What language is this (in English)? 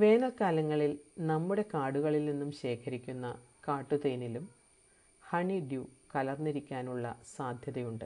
Malayalam